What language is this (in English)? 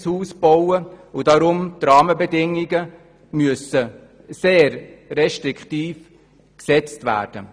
Swiss German